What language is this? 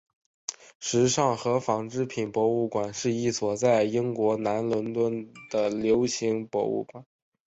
Chinese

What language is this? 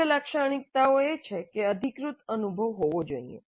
Gujarati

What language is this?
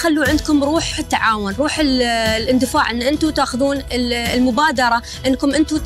Arabic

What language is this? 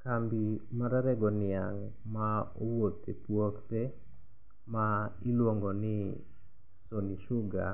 Luo (Kenya and Tanzania)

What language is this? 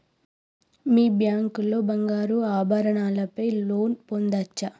Telugu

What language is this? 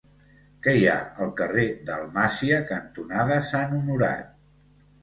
Catalan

